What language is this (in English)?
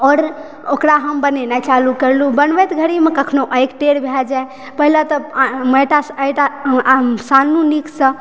Maithili